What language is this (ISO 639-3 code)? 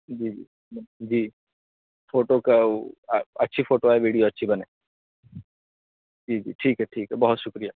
urd